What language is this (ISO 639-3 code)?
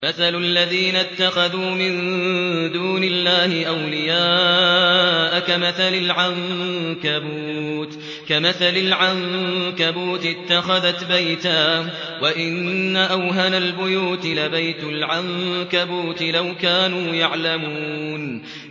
ara